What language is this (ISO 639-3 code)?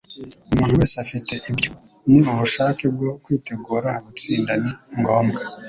kin